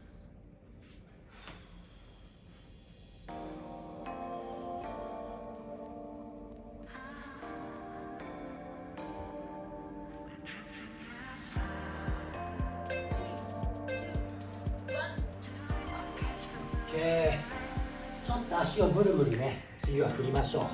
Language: Japanese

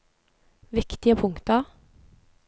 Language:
Norwegian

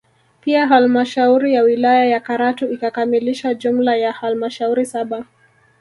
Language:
Swahili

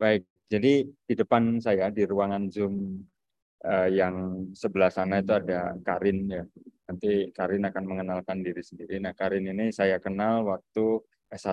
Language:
Indonesian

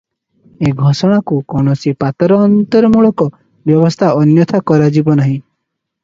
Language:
Odia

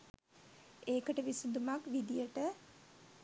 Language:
Sinhala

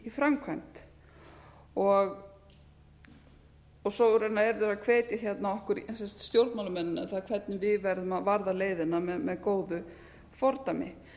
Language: Icelandic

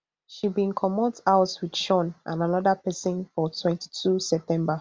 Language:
Nigerian Pidgin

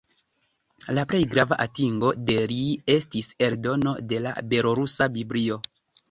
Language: Esperanto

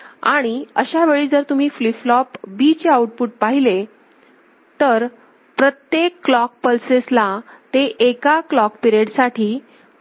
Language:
Marathi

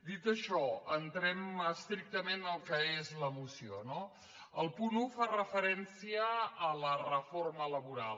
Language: Catalan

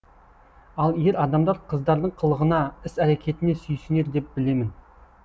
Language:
Kazakh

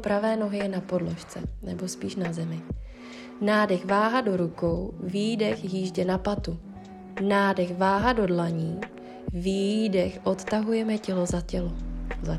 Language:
Czech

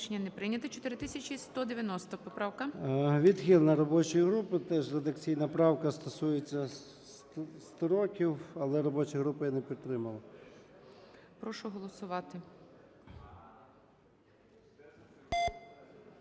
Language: Ukrainian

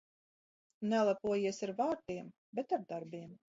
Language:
Latvian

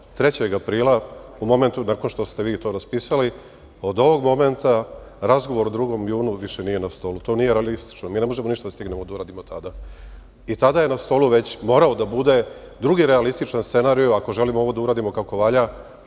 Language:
Serbian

